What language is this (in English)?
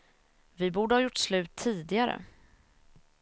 Swedish